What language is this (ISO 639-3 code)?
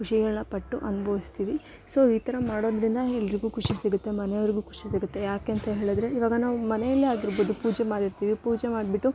kan